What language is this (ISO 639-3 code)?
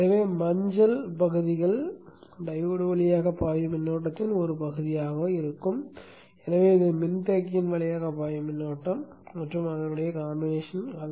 tam